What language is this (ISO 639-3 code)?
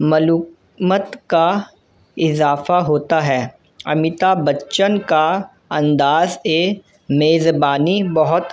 urd